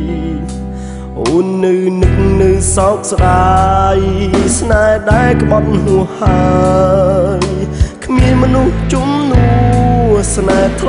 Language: Thai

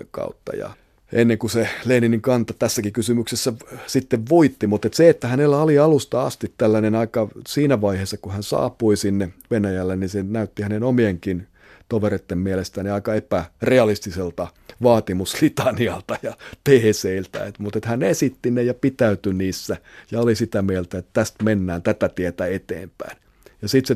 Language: Finnish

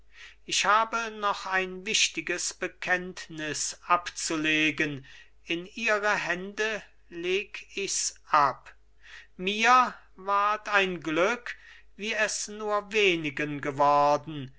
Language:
German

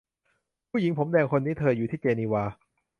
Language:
Thai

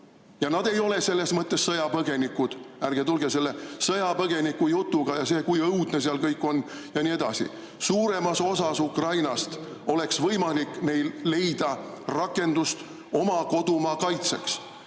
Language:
Estonian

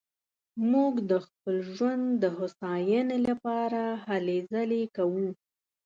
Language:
Pashto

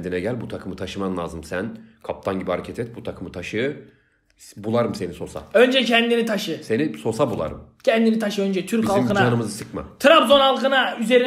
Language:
Turkish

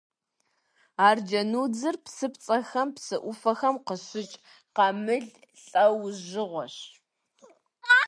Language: Kabardian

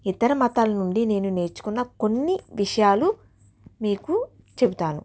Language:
Telugu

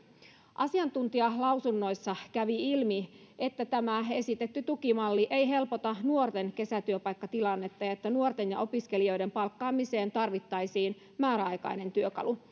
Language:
Finnish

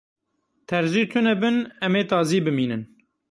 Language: Kurdish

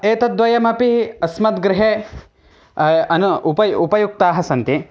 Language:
Sanskrit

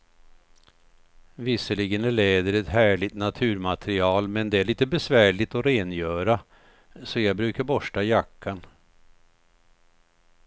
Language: Swedish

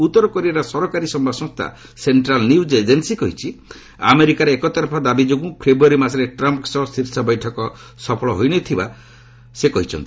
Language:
Odia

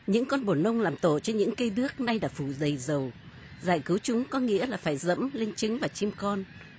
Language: Vietnamese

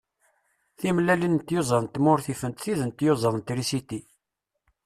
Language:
Kabyle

